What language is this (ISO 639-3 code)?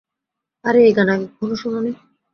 ben